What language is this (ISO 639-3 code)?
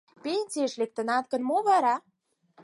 chm